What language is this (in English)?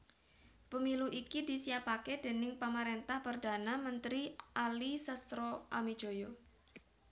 Javanese